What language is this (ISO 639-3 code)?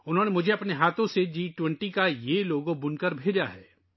urd